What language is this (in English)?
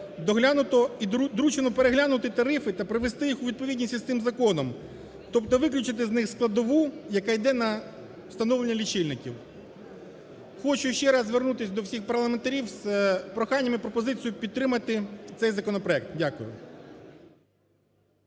Ukrainian